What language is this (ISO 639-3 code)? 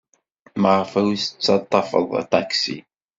kab